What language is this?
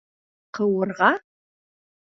Bashkir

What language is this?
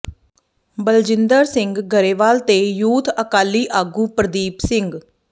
Punjabi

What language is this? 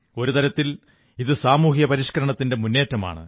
Malayalam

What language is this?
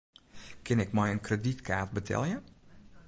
Western Frisian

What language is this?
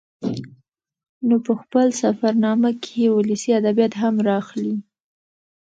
Pashto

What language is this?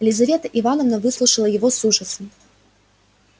Russian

